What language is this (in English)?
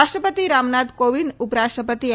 Gujarati